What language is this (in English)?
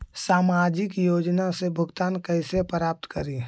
Magahi